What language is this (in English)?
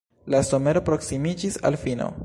Esperanto